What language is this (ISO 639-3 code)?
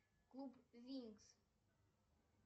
rus